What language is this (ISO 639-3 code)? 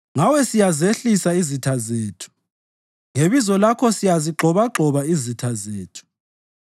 nde